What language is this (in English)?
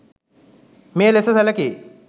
Sinhala